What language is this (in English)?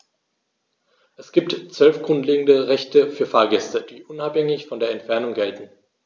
German